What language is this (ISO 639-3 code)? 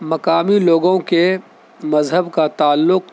urd